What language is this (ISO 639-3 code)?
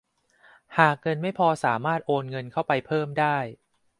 tha